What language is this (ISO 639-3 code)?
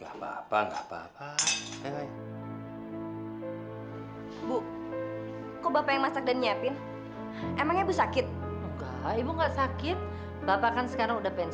ind